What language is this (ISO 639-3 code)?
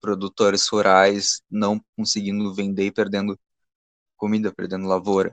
por